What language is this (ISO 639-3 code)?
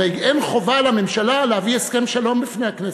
heb